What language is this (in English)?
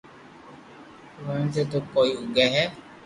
Loarki